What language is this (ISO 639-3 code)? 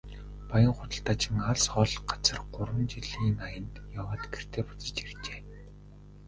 mon